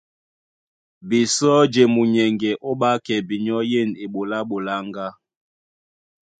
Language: Duala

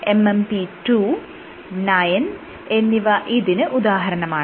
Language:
Malayalam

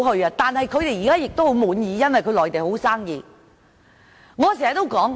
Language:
Cantonese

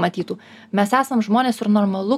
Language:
Lithuanian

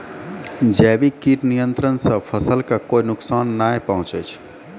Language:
Maithili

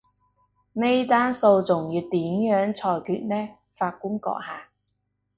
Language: Cantonese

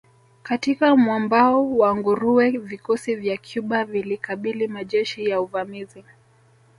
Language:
Swahili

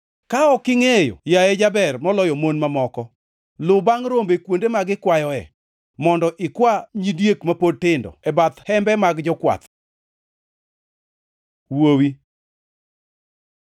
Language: Luo (Kenya and Tanzania)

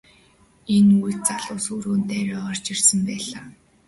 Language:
Mongolian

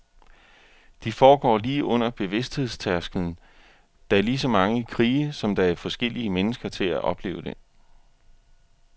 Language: Danish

